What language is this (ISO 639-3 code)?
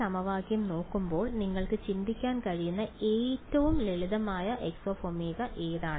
mal